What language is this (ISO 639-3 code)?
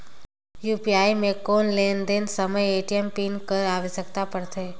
hne